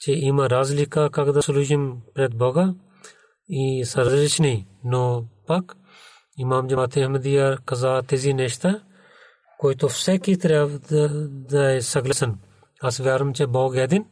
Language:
Bulgarian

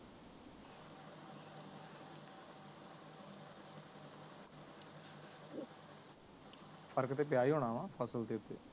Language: Punjabi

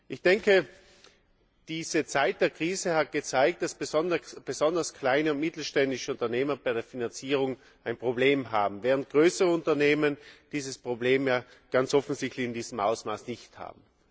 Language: German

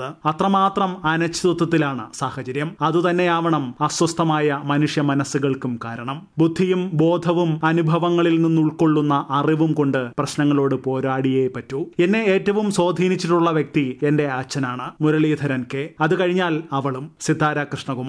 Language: Hindi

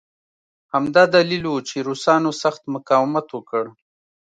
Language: Pashto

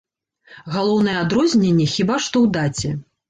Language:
Belarusian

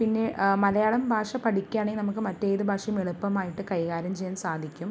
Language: Malayalam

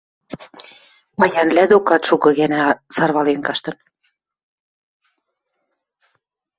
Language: Western Mari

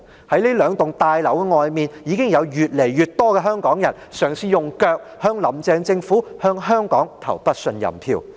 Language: Cantonese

